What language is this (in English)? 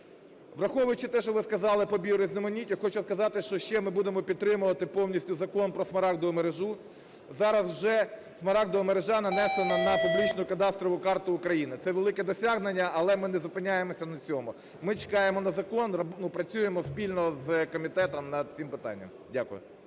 Ukrainian